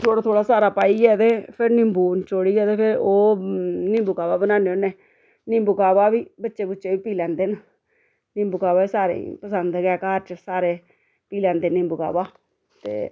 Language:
Dogri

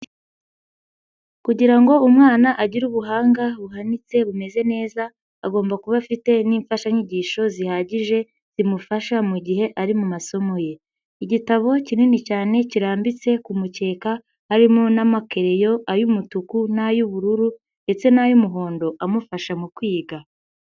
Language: Kinyarwanda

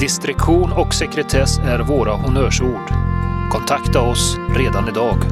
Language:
Swedish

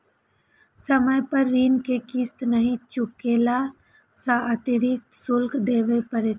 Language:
Maithili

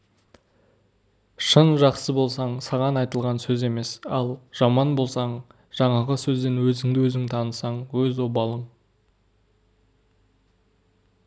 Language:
Kazakh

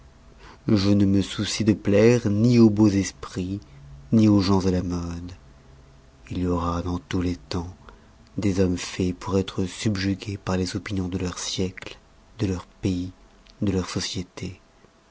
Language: French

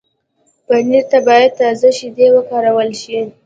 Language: Pashto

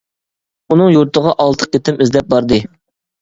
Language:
Uyghur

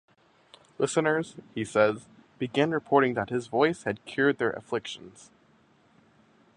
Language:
English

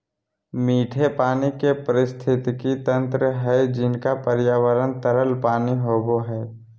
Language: Magahi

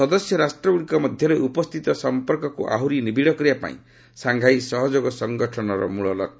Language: Odia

